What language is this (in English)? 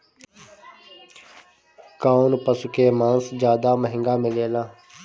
Bhojpuri